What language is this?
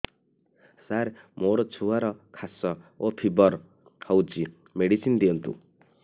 Odia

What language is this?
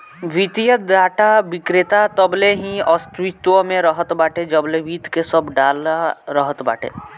Bhojpuri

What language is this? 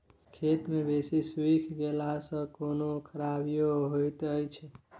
Maithili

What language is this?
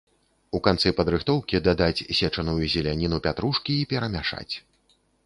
Belarusian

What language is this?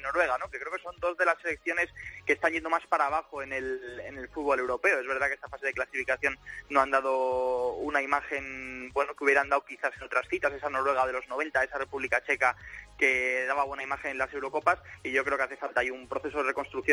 Spanish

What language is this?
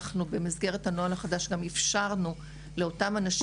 Hebrew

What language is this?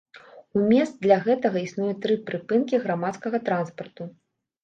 Belarusian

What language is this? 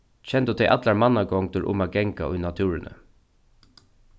Faroese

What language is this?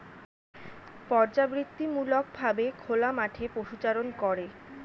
Bangla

